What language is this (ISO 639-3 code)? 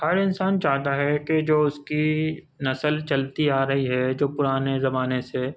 urd